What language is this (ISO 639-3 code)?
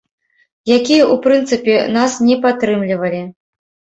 bel